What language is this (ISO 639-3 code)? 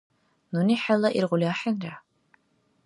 dar